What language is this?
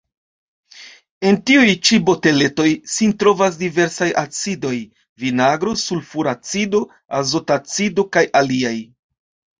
Esperanto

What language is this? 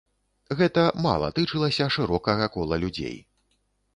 Belarusian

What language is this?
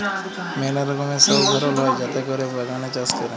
Bangla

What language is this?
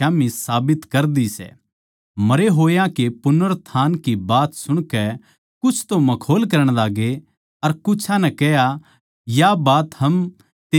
Haryanvi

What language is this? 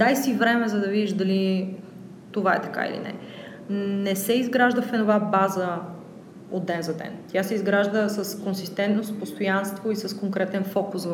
Bulgarian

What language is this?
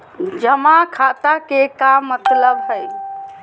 Magahi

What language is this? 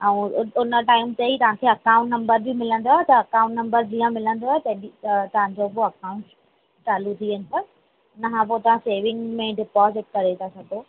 Sindhi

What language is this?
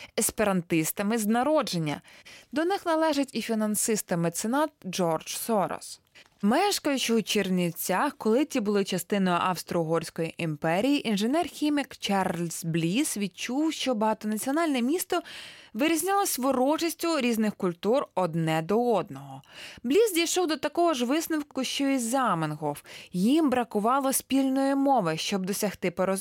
Ukrainian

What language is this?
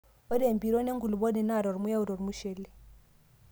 Masai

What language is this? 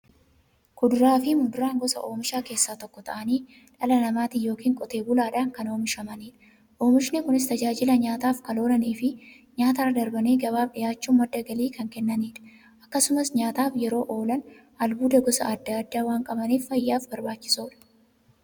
Oromo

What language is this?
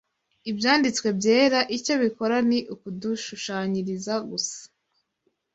Kinyarwanda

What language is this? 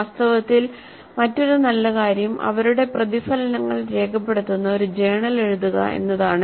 Malayalam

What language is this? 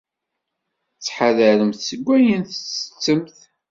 Kabyle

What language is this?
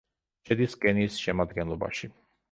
Georgian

